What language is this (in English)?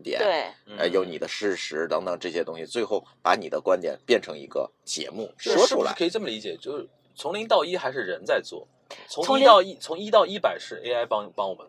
Chinese